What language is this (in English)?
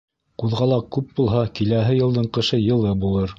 Bashkir